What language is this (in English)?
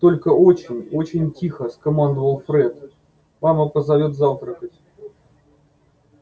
Russian